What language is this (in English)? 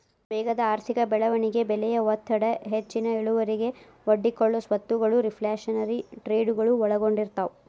Kannada